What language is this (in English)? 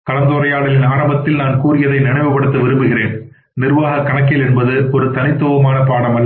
Tamil